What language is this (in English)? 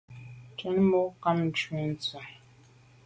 Medumba